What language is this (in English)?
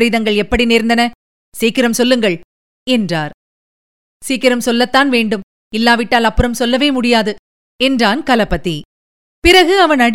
Tamil